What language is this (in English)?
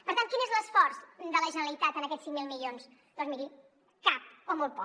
Catalan